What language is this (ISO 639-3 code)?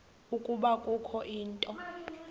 xho